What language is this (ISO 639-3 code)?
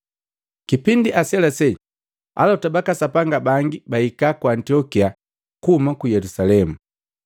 mgv